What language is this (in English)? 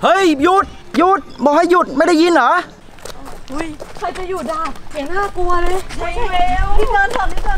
Thai